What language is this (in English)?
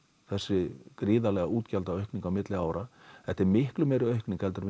Icelandic